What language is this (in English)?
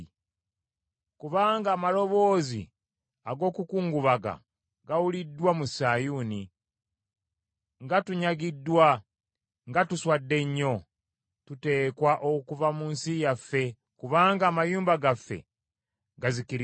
Ganda